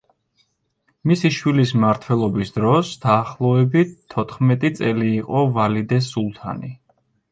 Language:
Georgian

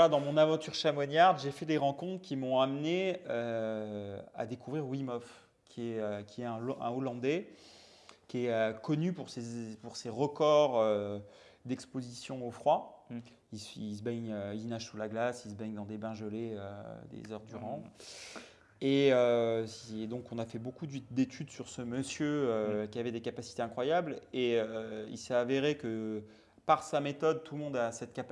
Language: French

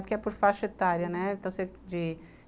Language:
Portuguese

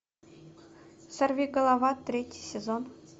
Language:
Russian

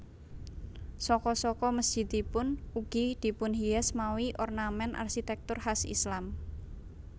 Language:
Javanese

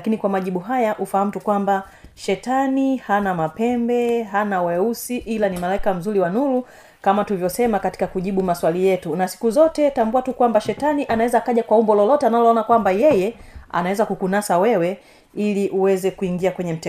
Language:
Swahili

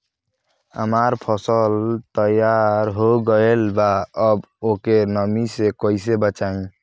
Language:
Bhojpuri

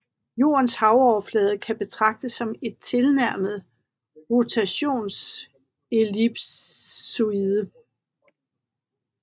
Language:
Danish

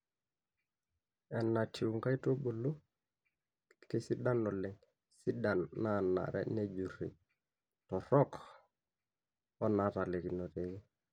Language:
Masai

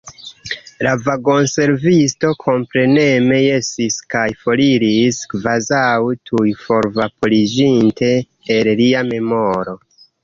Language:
Esperanto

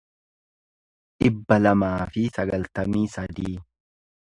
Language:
Oromo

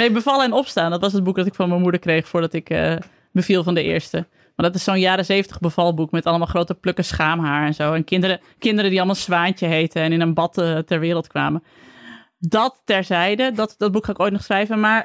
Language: Dutch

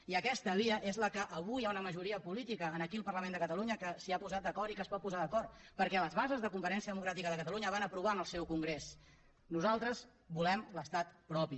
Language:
Catalan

